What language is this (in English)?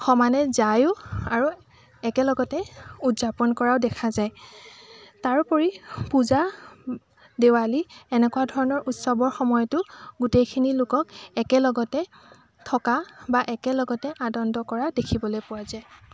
Assamese